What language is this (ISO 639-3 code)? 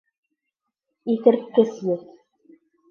bak